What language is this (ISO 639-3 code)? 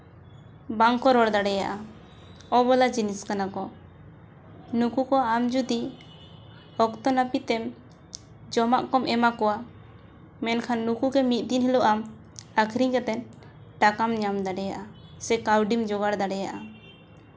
sat